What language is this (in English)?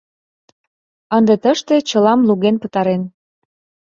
Mari